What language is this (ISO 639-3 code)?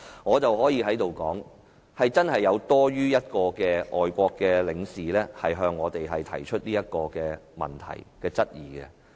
yue